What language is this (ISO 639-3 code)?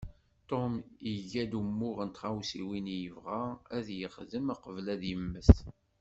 kab